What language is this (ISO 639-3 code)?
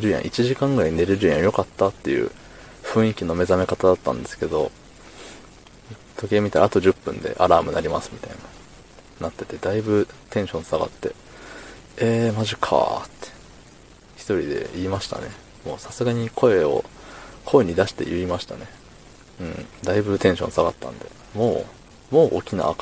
jpn